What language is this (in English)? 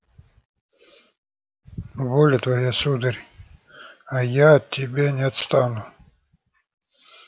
Russian